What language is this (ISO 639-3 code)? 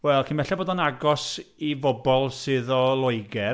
cym